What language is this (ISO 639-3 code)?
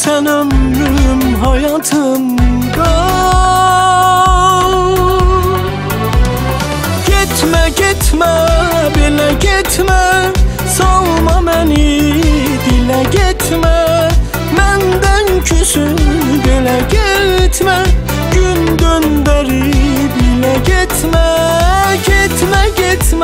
ara